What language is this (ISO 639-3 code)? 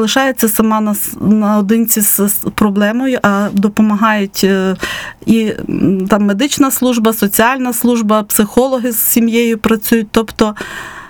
ukr